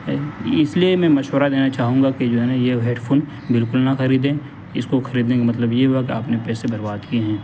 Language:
Urdu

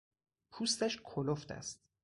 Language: Persian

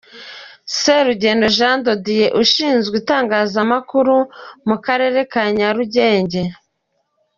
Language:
Kinyarwanda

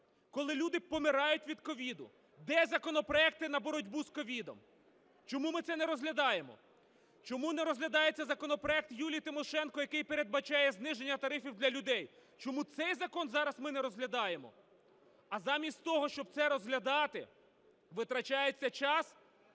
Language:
Ukrainian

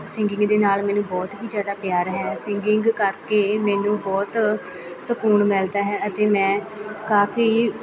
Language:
Punjabi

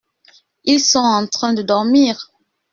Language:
French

